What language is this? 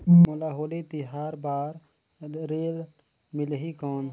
Chhattisgarhi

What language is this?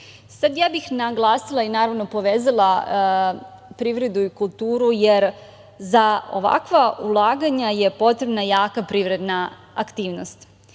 Serbian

